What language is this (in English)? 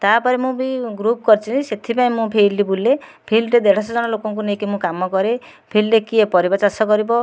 Odia